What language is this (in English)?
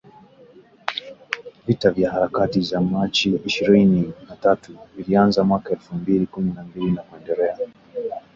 Swahili